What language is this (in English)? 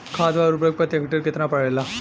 Bhojpuri